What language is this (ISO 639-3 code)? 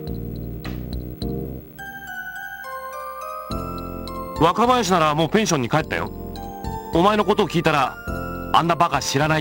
jpn